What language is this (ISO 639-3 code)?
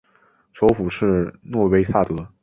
zho